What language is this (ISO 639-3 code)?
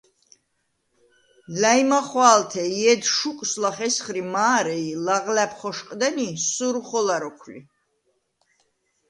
sva